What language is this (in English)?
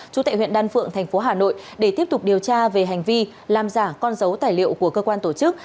Vietnamese